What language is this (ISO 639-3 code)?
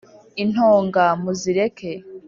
kin